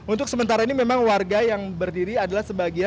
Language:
Indonesian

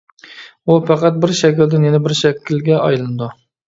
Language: Uyghur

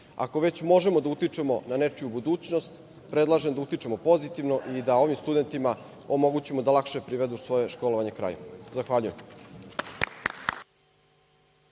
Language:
Serbian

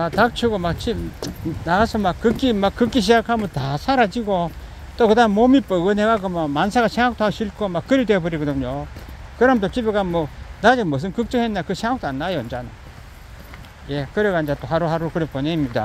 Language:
Korean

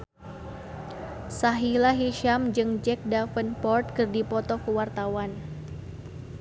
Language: Sundanese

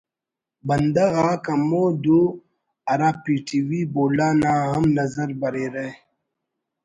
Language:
Brahui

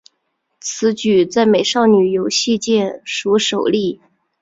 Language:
Chinese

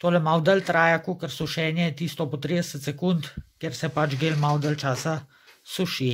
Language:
Romanian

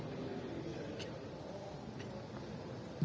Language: Indonesian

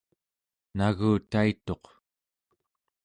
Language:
Central Yupik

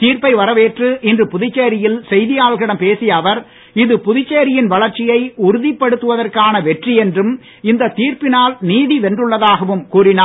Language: Tamil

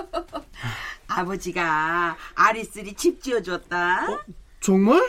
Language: Korean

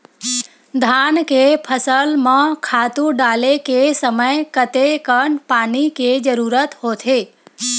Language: Chhattisgarhi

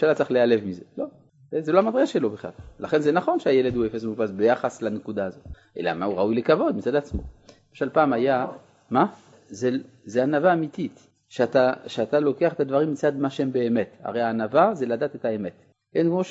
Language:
Hebrew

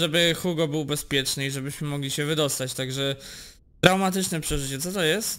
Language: Polish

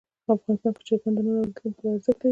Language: Pashto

